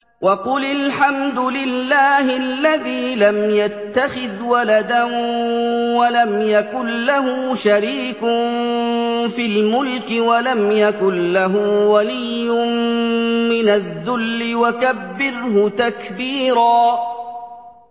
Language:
Arabic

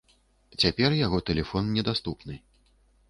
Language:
Belarusian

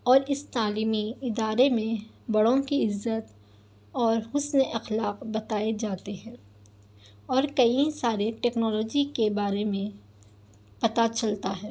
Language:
Urdu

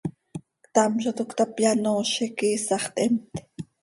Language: Seri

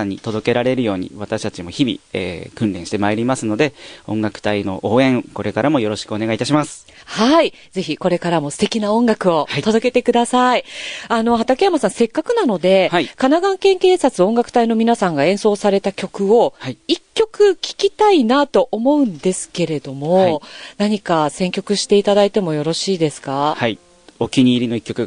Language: Japanese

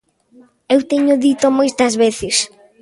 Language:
Galician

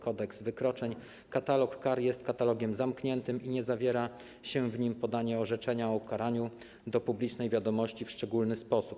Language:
Polish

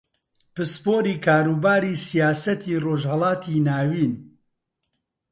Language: Central Kurdish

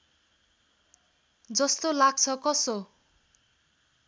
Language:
Nepali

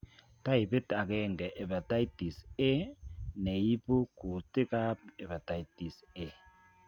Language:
Kalenjin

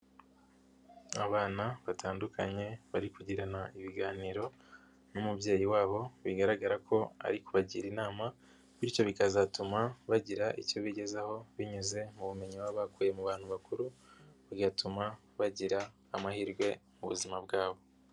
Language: Kinyarwanda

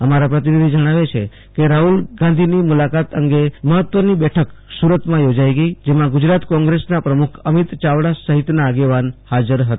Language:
Gujarati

